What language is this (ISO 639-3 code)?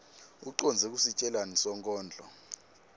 ssw